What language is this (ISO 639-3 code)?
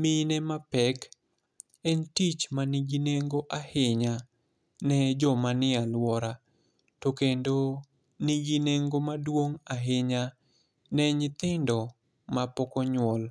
luo